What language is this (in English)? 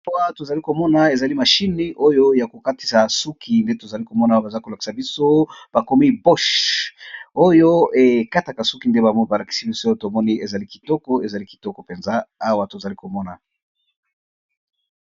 Lingala